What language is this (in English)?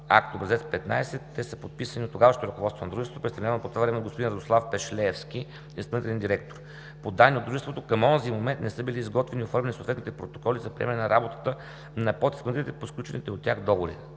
Bulgarian